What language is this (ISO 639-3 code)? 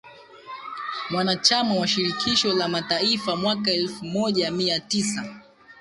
swa